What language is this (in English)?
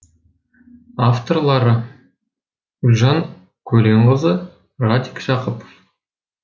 Kazakh